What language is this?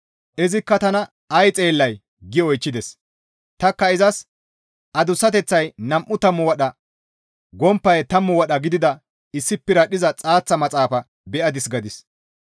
Gamo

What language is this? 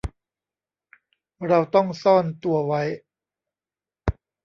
Thai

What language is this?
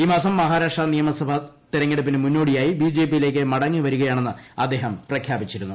Malayalam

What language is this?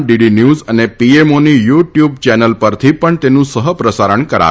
Gujarati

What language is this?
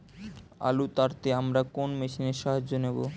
Bangla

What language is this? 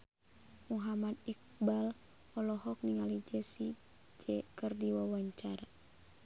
Sundanese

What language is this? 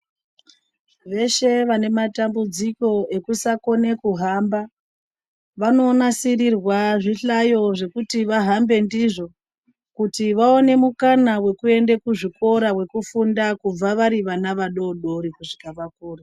Ndau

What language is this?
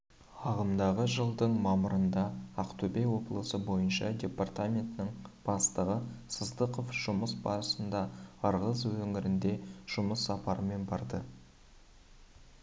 Kazakh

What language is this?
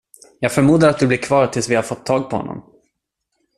Swedish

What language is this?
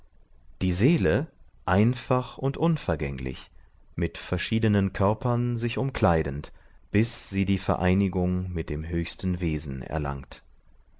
German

